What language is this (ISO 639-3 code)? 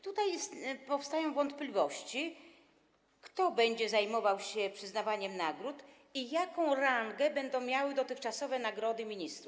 pol